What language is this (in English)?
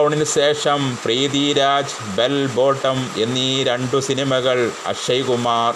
Malayalam